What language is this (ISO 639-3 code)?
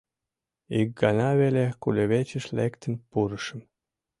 chm